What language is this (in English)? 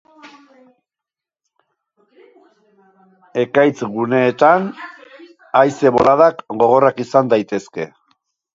Basque